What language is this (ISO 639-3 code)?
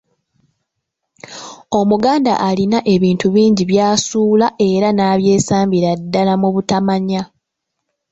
lug